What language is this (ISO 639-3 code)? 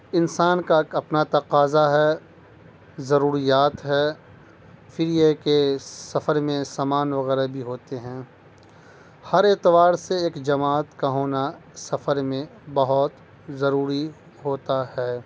urd